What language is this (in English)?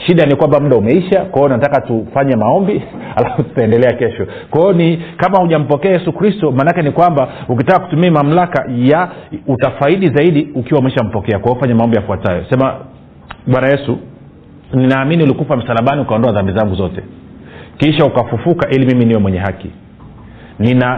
Swahili